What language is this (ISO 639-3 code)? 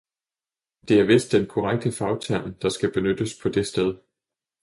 dan